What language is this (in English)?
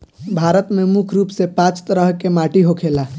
Bhojpuri